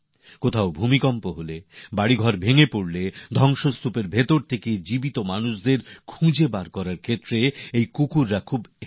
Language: Bangla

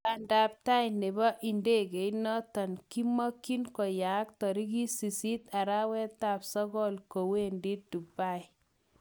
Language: Kalenjin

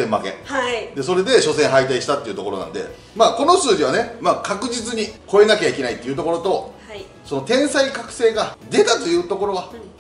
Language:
Japanese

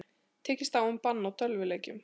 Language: Icelandic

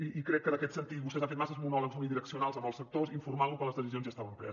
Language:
Catalan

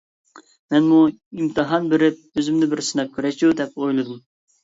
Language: Uyghur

